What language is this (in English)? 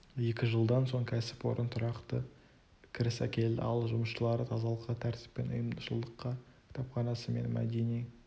Kazakh